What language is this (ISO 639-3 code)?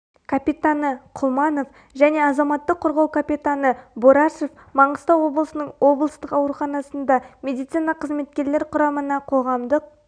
kaz